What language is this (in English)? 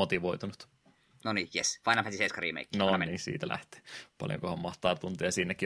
Finnish